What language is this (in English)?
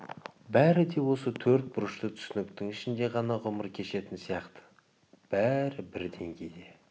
Kazakh